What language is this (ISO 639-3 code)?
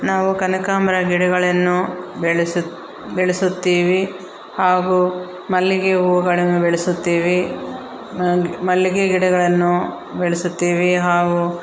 kan